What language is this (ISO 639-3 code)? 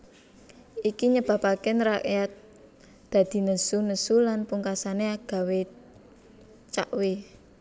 jav